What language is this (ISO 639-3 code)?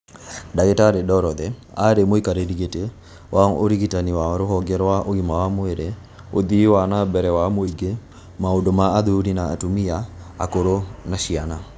kik